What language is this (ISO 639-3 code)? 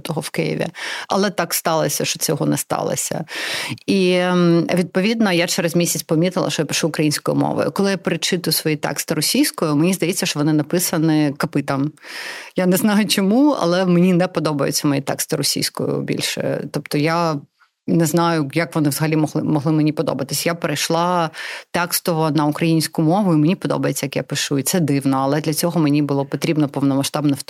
ukr